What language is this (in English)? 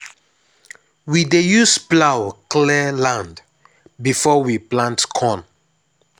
Nigerian Pidgin